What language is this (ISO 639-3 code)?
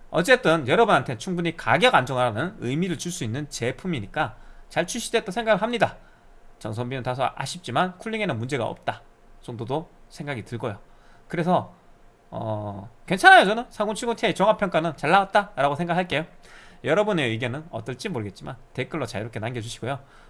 kor